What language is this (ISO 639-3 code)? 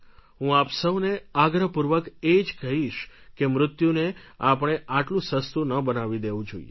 guj